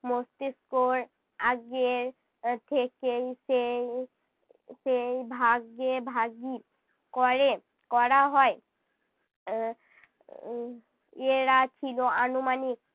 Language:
Bangla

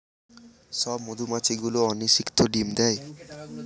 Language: Bangla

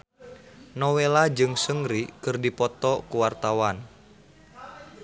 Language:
Sundanese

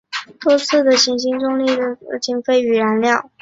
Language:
Chinese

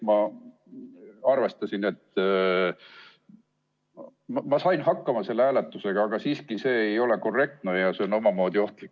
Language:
Estonian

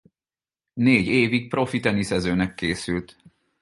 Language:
Hungarian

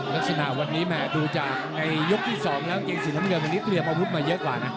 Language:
Thai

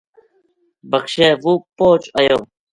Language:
Gujari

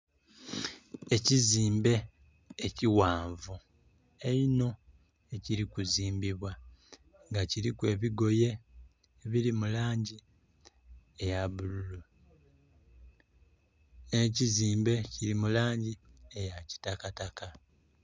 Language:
Soga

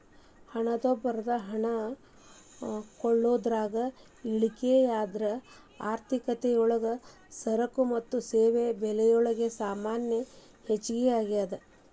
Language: Kannada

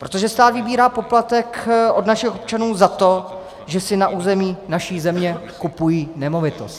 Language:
Czech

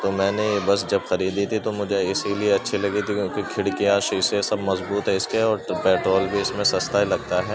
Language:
Urdu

